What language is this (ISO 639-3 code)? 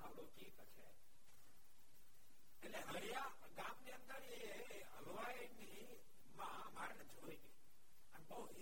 guj